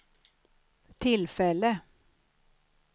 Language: Swedish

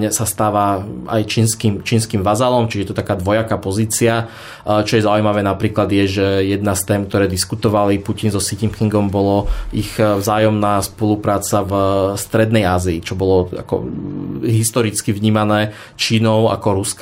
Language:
Slovak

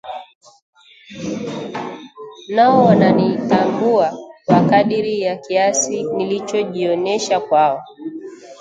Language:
Swahili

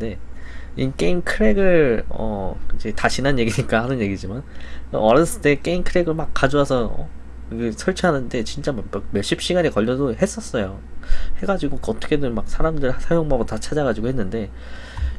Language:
Korean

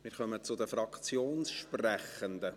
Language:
Swiss German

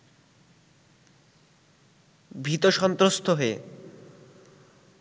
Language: Bangla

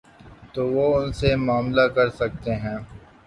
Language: Urdu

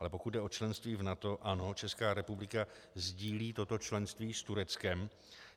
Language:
Czech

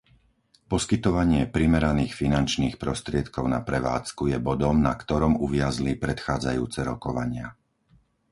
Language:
Slovak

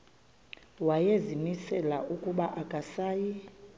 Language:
Xhosa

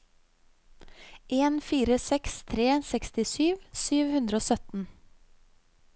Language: Norwegian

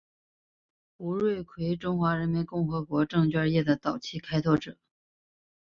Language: Chinese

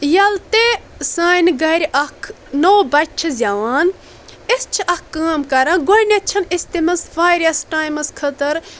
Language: Kashmiri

